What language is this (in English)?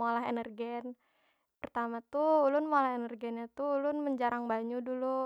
Banjar